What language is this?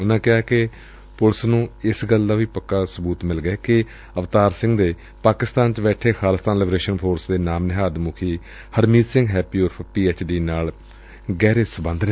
Punjabi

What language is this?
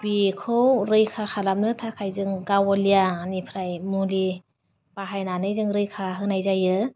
Bodo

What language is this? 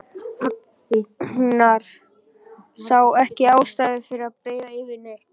Icelandic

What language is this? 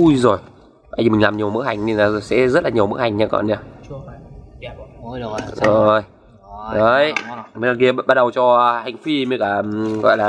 Vietnamese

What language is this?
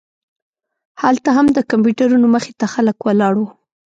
Pashto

